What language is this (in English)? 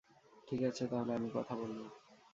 Bangla